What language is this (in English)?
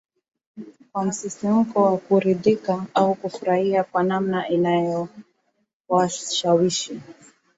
Swahili